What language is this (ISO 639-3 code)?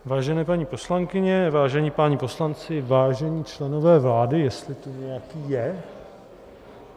ces